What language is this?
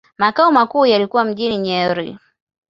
Swahili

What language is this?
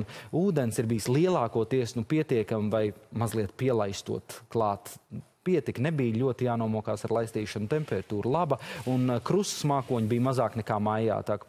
Latvian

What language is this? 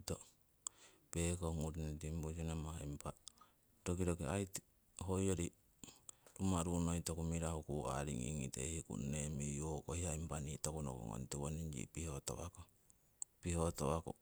Siwai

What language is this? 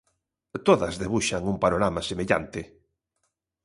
Galician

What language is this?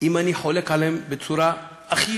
Hebrew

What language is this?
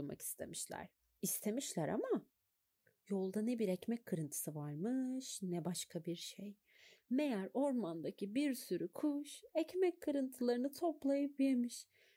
Turkish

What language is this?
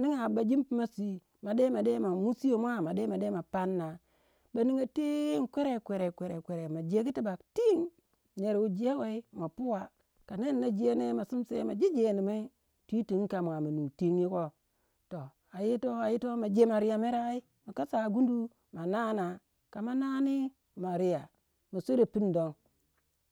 Waja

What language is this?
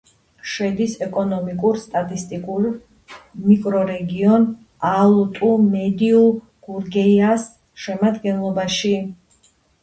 Georgian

